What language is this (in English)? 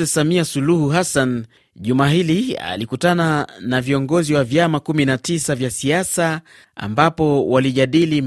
Swahili